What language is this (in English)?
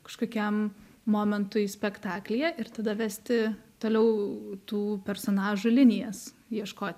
Lithuanian